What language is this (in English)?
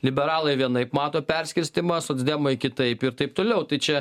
Lithuanian